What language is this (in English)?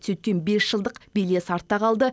Kazakh